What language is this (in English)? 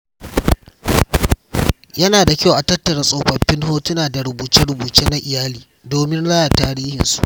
Hausa